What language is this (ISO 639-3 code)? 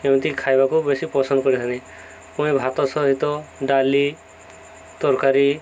ori